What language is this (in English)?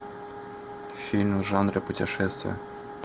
Russian